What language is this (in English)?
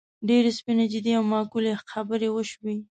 Pashto